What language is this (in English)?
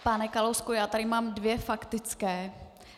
Czech